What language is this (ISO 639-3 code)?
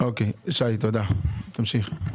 heb